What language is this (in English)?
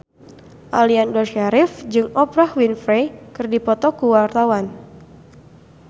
Sundanese